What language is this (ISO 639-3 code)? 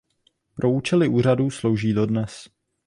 ces